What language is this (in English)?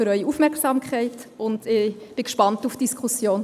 Swiss German